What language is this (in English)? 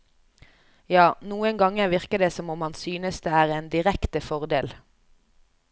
Norwegian